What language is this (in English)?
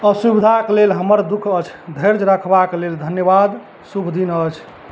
Maithili